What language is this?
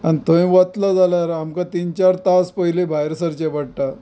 Konkani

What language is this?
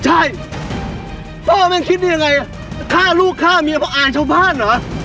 Thai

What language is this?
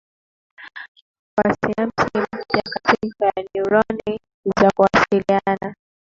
Swahili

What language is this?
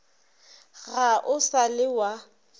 Northern Sotho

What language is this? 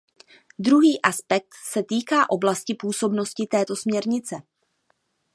Czech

